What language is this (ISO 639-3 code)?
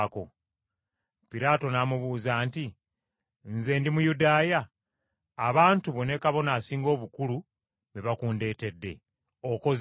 lug